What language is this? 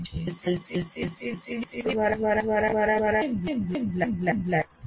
Gujarati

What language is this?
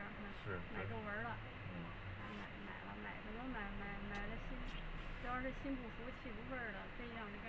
Chinese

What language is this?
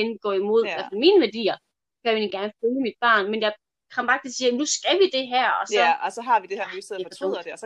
Danish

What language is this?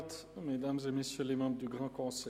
Swiss German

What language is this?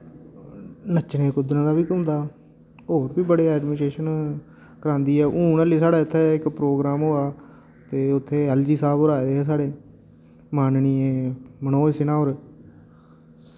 Dogri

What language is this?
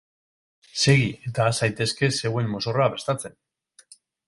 Basque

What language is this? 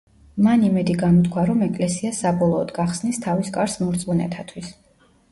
Georgian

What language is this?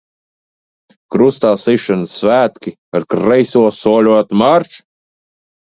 Latvian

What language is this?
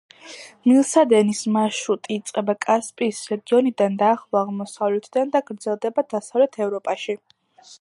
Georgian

